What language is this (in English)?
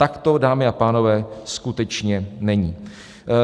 Czech